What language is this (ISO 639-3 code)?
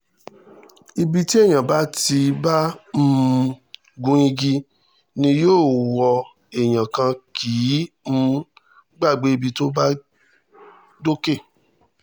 yor